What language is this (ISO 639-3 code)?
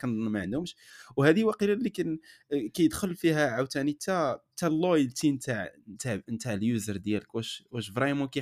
ara